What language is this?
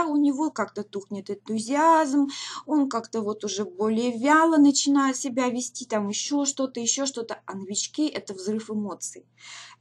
Russian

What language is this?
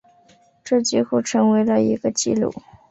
Chinese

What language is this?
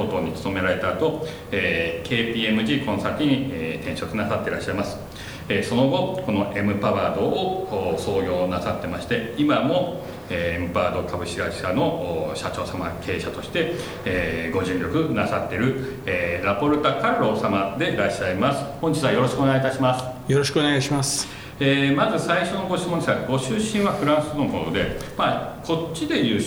Japanese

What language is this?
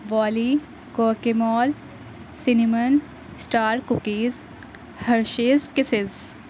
Urdu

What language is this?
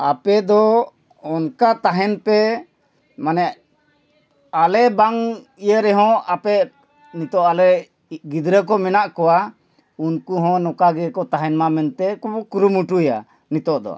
Santali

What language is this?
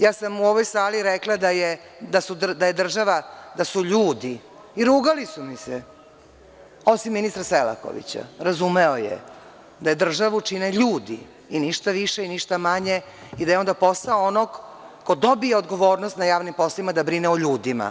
Serbian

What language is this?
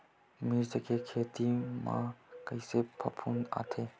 Chhattisgarhi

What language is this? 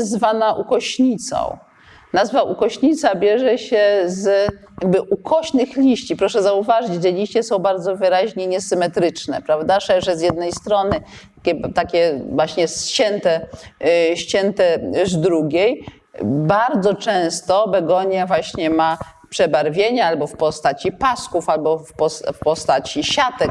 Polish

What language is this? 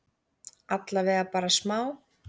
Icelandic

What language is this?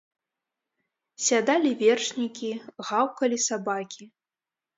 Belarusian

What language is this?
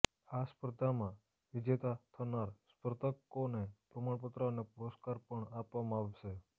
Gujarati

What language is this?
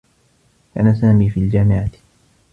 Arabic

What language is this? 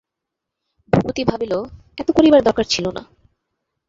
Bangla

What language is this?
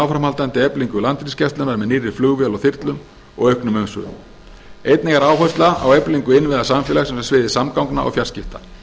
Icelandic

